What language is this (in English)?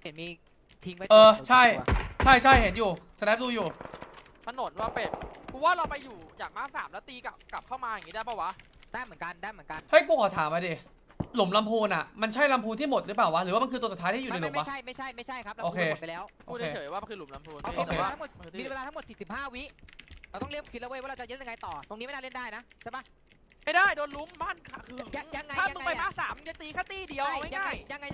Thai